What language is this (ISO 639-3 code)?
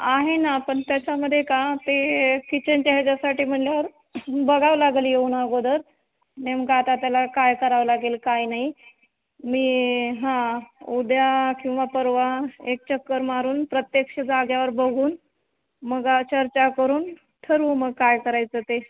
mar